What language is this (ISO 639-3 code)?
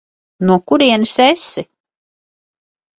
lav